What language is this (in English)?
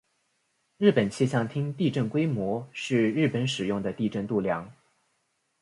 Chinese